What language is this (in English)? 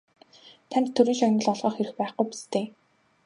Mongolian